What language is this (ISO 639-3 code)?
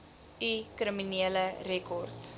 afr